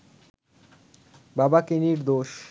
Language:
Bangla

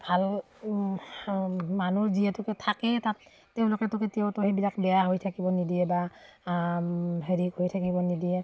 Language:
Assamese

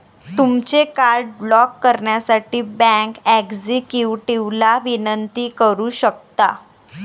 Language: Marathi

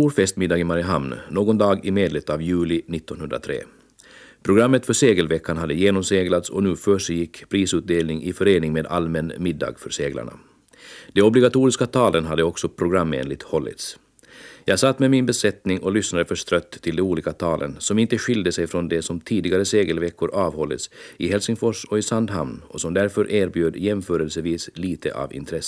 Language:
Swedish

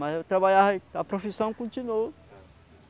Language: Portuguese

